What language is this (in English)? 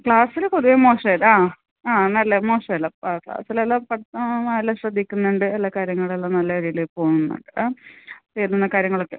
Malayalam